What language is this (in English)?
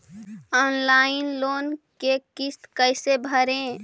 Magahi